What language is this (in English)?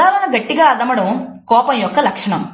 Telugu